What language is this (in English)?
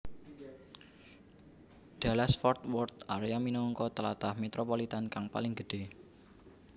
Javanese